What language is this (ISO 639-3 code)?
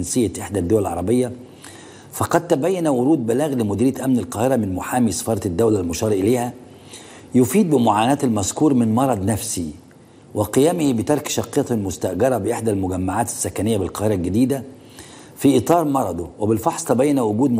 ara